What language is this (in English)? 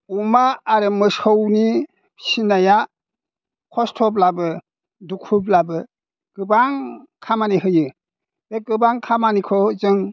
Bodo